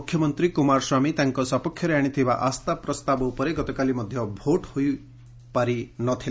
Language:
Odia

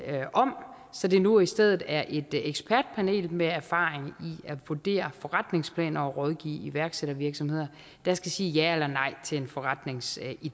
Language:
Danish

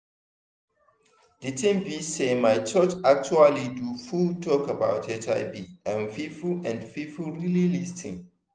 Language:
Nigerian Pidgin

